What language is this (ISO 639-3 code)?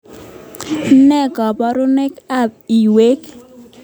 kln